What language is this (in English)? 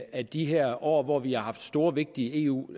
Danish